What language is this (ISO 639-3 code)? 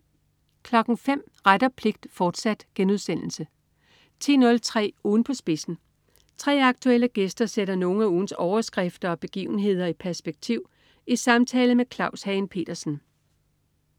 dan